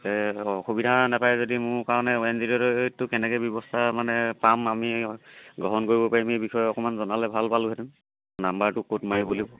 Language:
Assamese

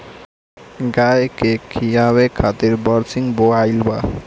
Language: Bhojpuri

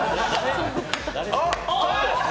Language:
Japanese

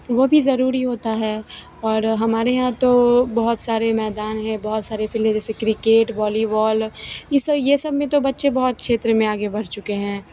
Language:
Hindi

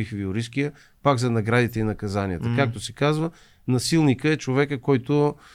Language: Bulgarian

